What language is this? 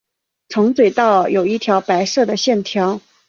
Chinese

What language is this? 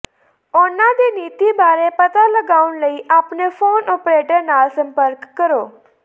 Punjabi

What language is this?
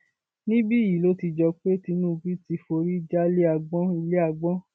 Yoruba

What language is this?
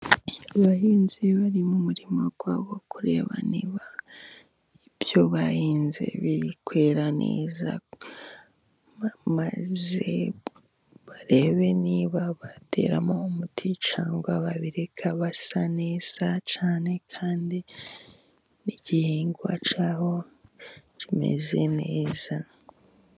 Kinyarwanda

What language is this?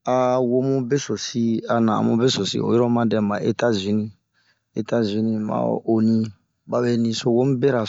Bomu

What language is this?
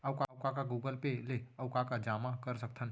Chhattisgarhi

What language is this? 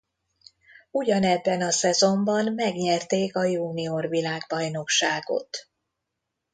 Hungarian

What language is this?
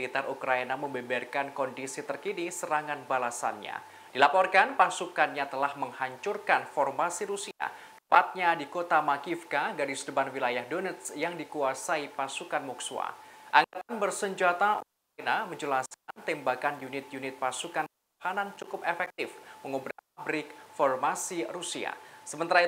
Indonesian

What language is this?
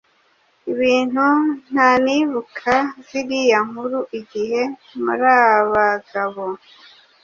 Kinyarwanda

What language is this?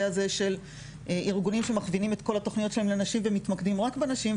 Hebrew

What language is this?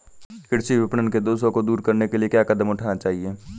Hindi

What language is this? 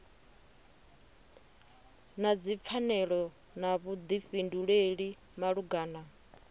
Venda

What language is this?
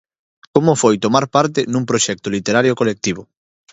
Galician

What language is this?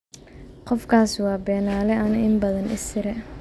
Somali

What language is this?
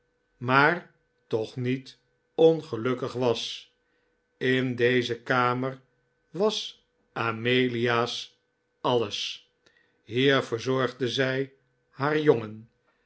Dutch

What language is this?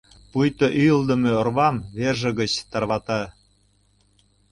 Mari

